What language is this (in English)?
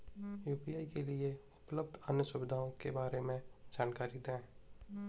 Hindi